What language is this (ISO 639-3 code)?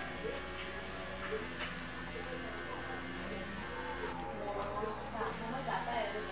por